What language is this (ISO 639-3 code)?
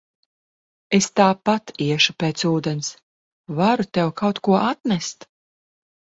lav